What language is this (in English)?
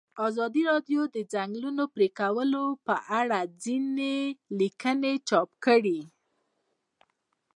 Pashto